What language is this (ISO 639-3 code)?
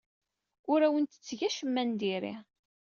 kab